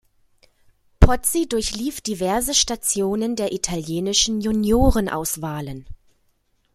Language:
German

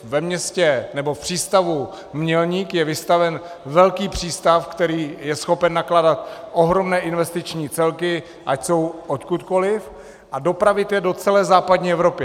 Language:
Czech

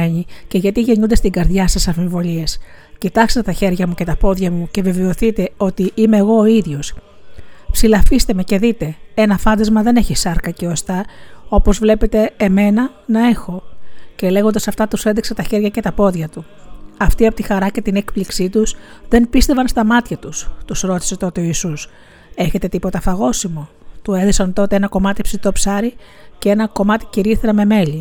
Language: Greek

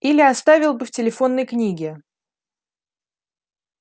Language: Russian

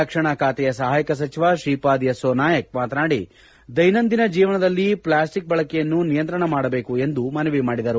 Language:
Kannada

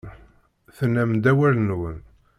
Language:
Kabyle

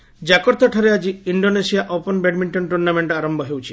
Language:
Odia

